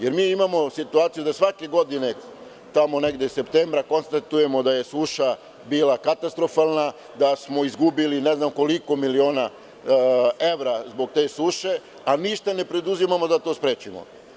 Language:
Serbian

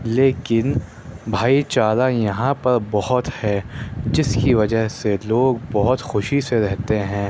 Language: Urdu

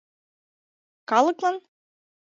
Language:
Mari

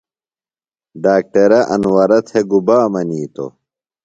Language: Phalura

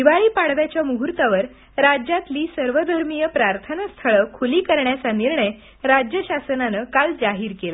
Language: Marathi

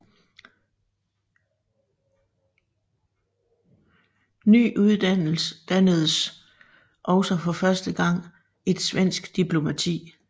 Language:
Danish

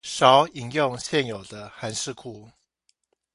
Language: Chinese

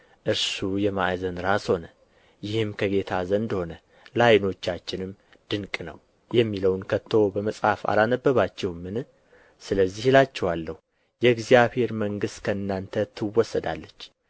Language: Amharic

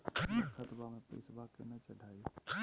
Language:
Magahi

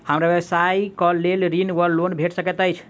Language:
Maithili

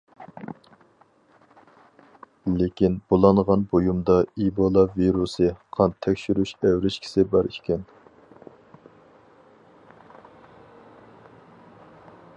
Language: Uyghur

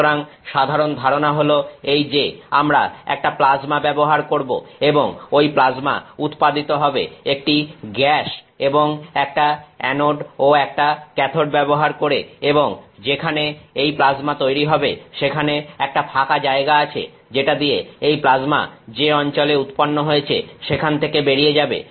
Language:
Bangla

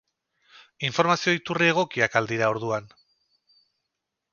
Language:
Basque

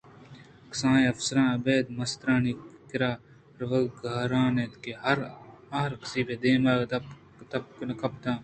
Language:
Eastern Balochi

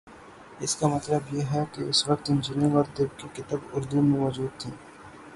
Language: Urdu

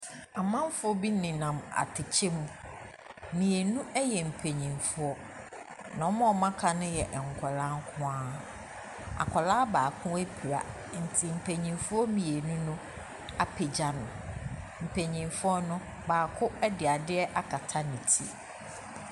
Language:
Akan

